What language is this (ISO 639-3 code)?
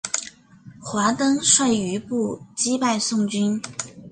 zho